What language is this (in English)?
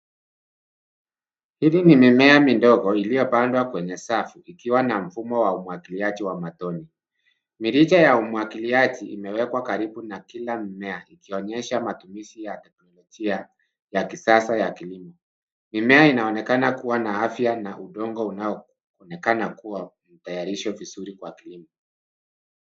Swahili